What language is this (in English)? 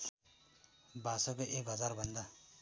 Nepali